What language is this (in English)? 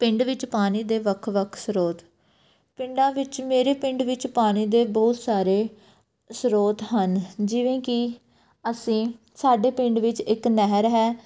Punjabi